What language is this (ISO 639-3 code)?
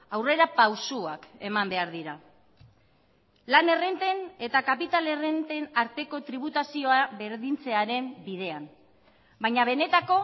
eus